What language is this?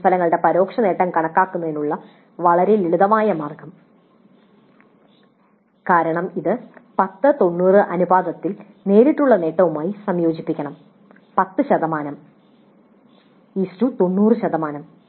Malayalam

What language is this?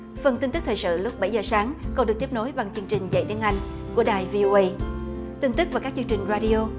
Vietnamese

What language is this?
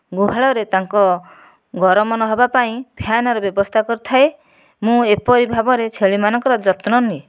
Odia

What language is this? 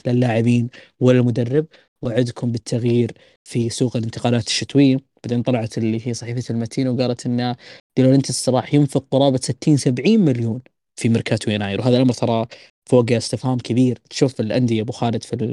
Arabic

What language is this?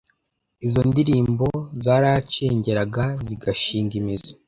Kinyarwanda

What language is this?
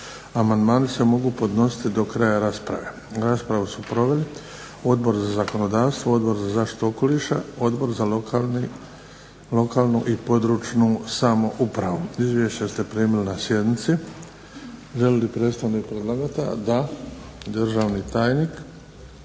Croatian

